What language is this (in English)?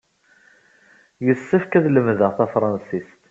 Kabyle